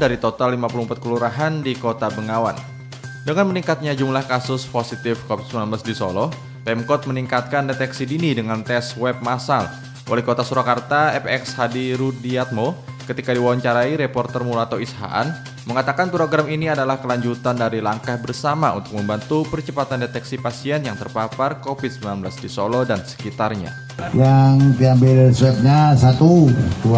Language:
Indonesian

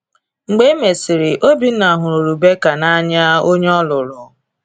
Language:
Igbo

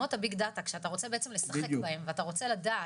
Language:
Hebrew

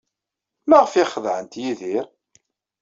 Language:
Kabyle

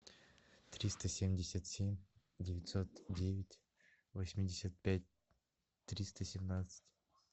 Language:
Russian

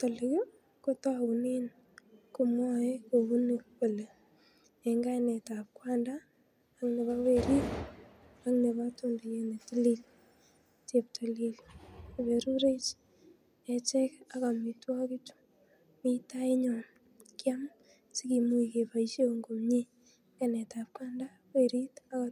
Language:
Kalenjin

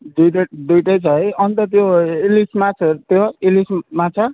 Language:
Nepali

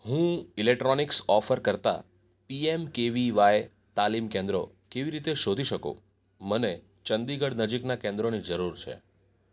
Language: Gujarati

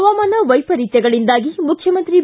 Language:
Kannada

